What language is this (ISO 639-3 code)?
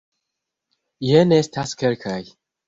epo